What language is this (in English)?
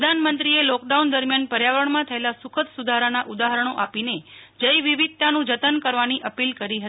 Gujarati